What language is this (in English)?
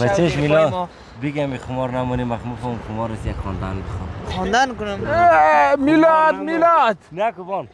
Persian